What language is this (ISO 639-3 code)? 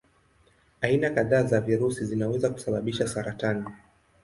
swa